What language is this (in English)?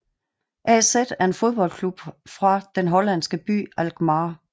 Danish